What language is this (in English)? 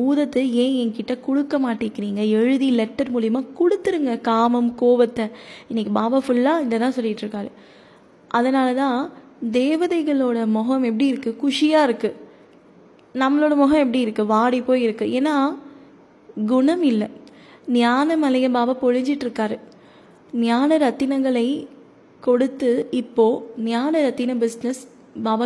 Tamil